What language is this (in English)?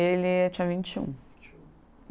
Portuguese